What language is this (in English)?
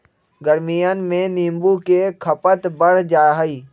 Magahi